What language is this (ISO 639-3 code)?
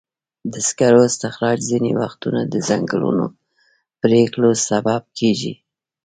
pus